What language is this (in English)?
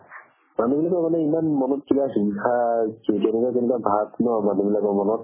Assamese